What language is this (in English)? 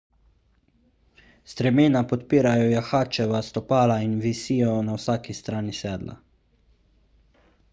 Slovenian